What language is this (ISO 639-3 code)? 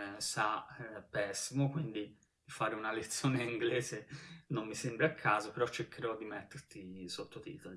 ita